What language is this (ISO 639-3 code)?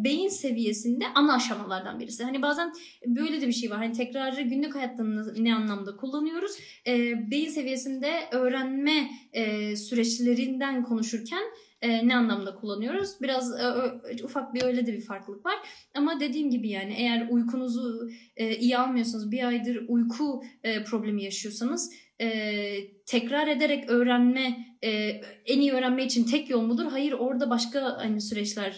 tur